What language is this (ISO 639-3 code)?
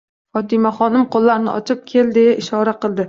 uzb